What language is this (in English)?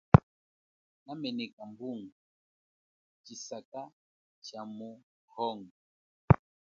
Chokwe